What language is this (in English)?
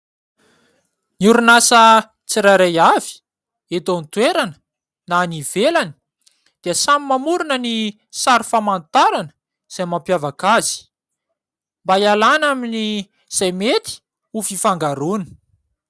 Malagasy